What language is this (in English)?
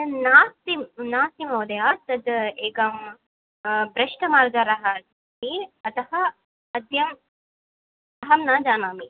Sanskrit